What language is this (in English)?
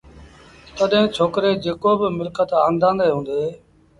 Sindhi Bhil